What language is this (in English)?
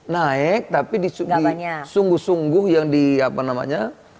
Indonesian